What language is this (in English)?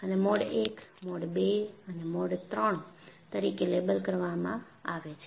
Gujarati